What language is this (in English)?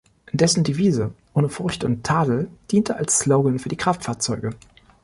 German